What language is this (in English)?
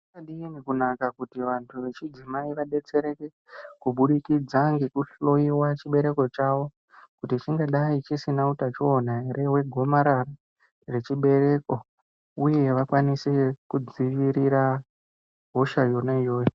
Ndau